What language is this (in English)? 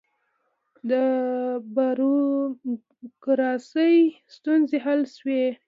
Pashto